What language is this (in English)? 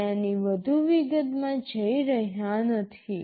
Gujarati